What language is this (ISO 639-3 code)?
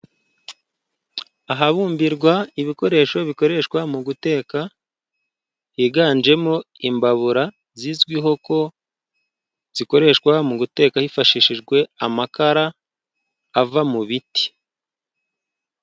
kin